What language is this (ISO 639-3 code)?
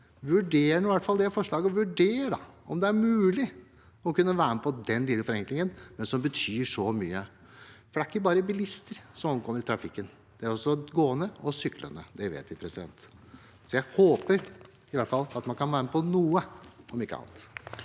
nor